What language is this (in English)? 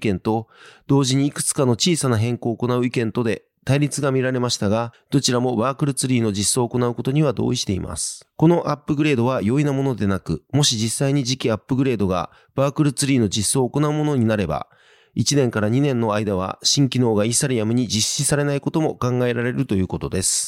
Japanese